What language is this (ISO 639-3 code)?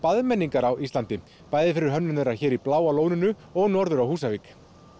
isl